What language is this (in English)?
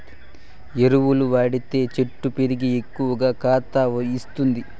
Telugu